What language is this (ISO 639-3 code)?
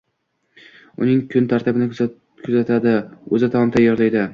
uzb